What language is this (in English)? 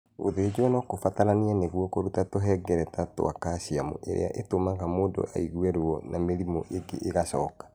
Kikuyu